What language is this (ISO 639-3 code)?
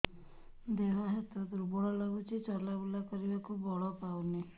ori